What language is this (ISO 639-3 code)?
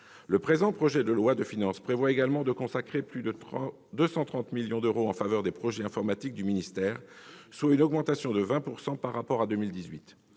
fra